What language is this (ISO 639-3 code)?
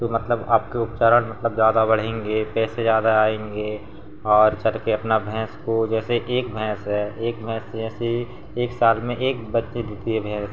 hin